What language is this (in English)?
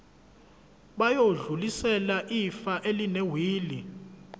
Zulu